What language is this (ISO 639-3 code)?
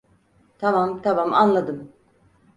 tur